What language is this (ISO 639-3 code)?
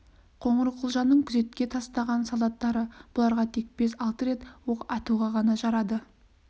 kaz